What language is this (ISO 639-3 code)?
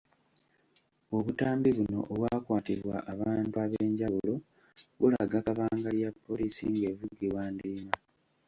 lug